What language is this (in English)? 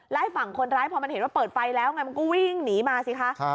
Thai